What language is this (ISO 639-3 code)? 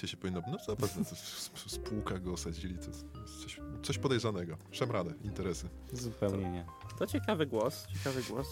pol